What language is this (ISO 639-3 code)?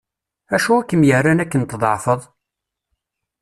kab